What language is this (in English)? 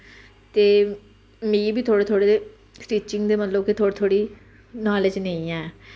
Dogri